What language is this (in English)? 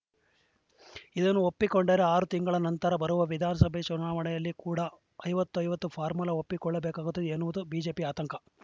Kannada